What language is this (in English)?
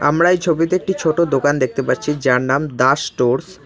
Bangla